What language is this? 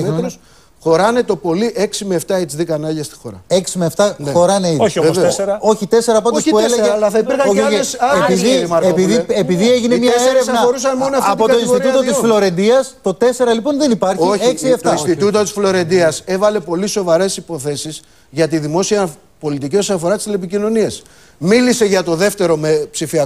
Greek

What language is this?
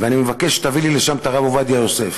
Hebrew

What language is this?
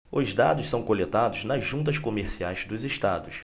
Portuguese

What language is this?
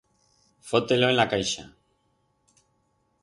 Aragonese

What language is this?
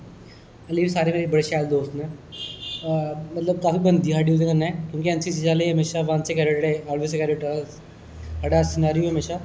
Dogri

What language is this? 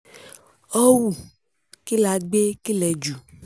Yoruba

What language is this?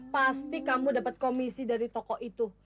Indonesian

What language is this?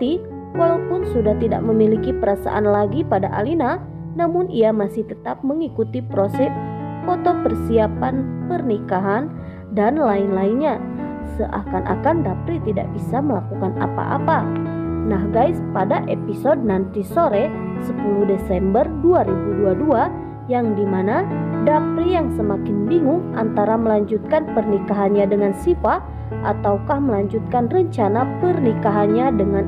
Indonesian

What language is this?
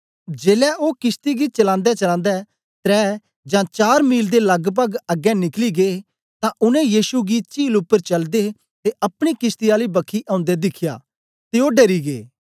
Dogri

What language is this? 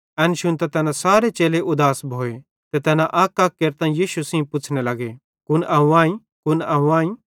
Bhadrawahi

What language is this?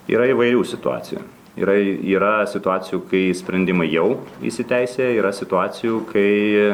Lithuanian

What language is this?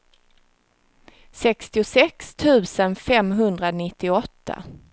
Swedish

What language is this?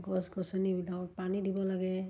Assamese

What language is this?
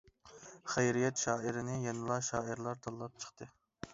Uyghur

